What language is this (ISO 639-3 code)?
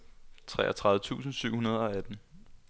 dan